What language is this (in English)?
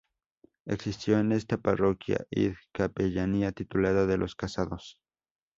Spanish